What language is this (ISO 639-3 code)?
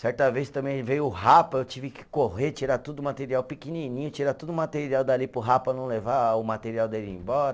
por